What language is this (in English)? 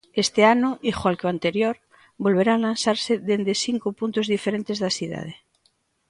Galician